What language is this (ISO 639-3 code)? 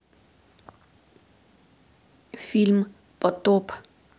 rus